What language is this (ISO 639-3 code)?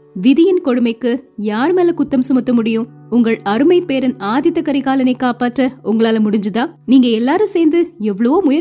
tam